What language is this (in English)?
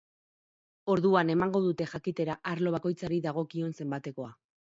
Basque